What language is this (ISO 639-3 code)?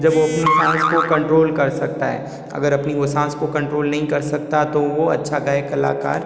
hin